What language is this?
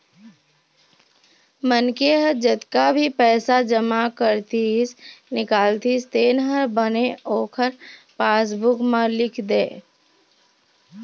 Chhattisgarhi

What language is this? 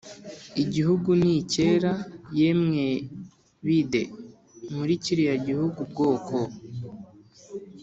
Kinyarwanda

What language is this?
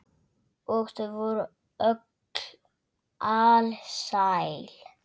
Icelandic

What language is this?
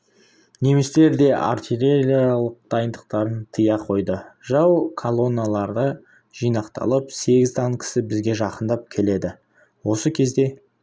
Kazakh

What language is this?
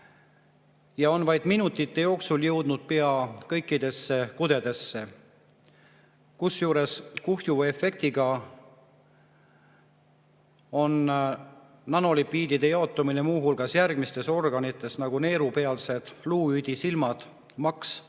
Estonian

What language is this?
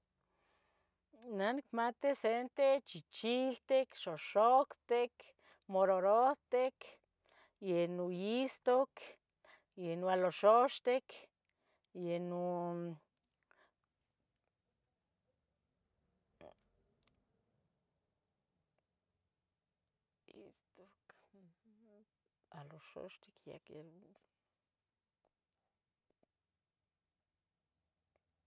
Tetelcingo Nahuatl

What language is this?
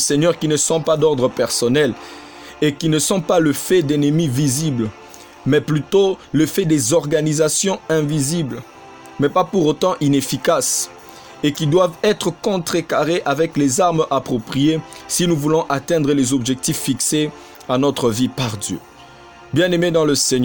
French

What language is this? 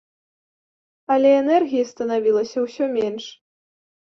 Belarusian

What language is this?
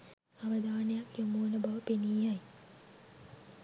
Sinhala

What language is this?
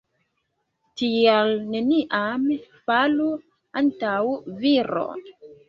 Esperanto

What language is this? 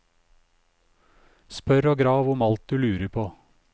Norwegian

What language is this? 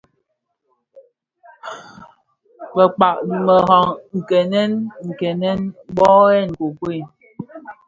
Bafia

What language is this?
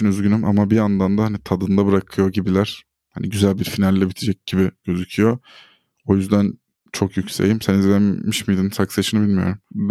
Turkish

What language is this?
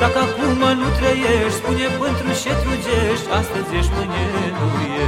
Romanian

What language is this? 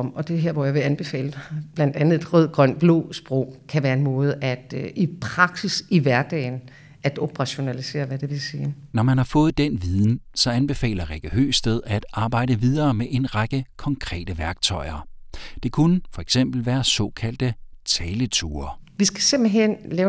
Danish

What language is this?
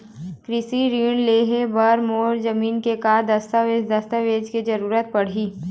Chhattisgarhi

